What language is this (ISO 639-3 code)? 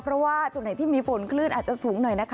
tha